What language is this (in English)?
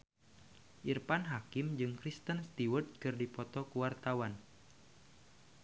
Sundanese